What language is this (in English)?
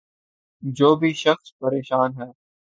Urdu